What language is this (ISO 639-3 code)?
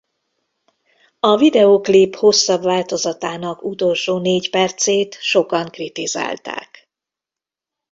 hun